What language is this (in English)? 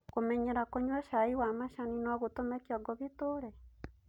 Kikuyu